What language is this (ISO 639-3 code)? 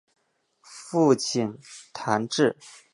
zho